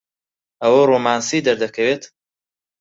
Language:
Central Kurdish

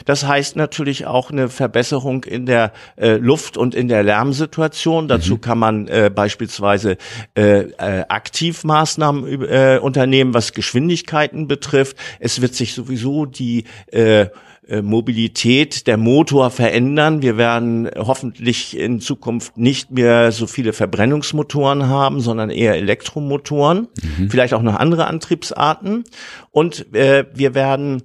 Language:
German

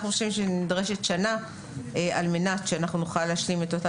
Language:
Hebrew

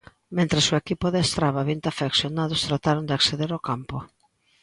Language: Galician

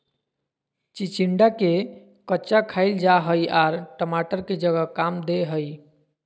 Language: Magahi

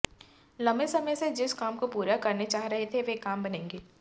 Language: Hindi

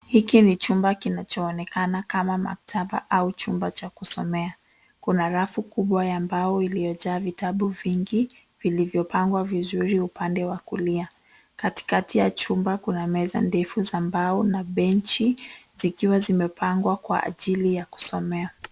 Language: Swahili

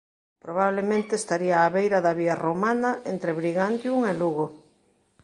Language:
Galician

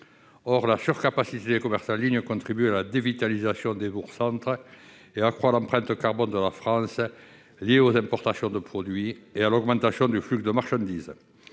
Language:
French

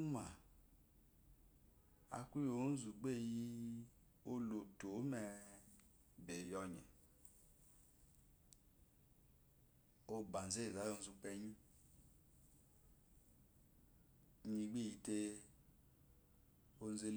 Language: Eloyi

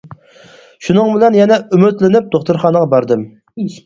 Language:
Uyghur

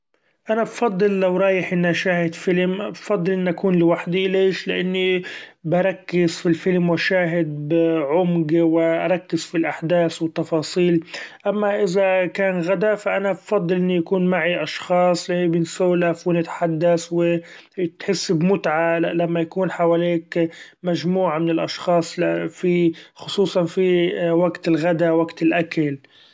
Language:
Gulf Arabic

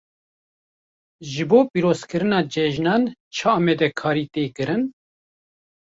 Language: Kurdish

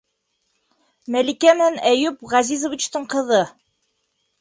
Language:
Bashkir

